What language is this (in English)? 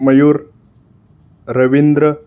Marathi